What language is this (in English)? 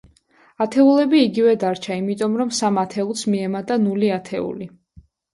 Georgian